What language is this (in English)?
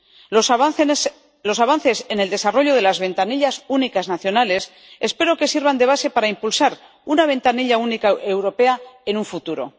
Spanish